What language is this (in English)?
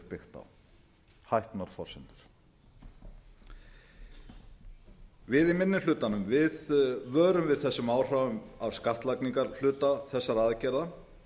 Icelandic